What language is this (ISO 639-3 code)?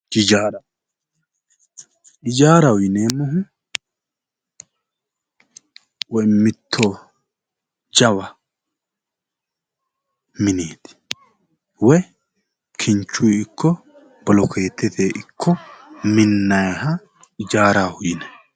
sid